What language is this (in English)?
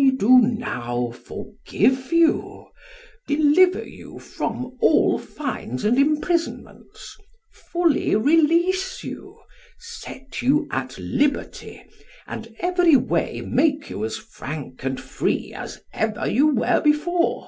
English